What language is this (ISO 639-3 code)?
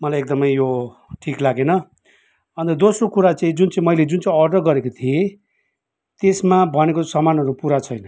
nep